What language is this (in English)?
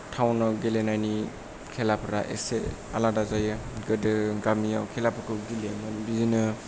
Bodo